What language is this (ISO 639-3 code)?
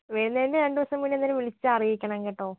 mal